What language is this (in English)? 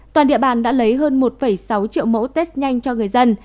Vietnamese